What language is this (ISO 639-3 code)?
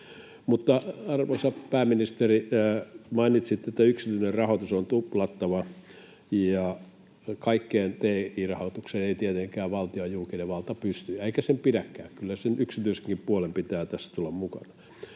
fin